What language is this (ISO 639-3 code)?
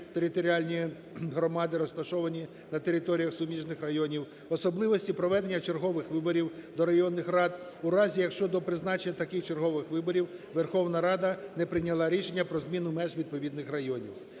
ukr